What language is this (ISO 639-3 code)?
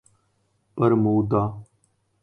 urd